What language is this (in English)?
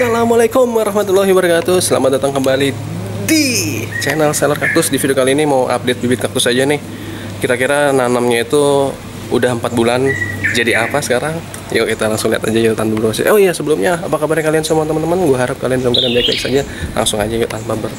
Indonesian